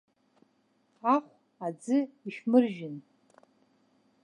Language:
Abkhazian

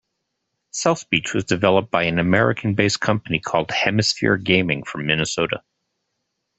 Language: English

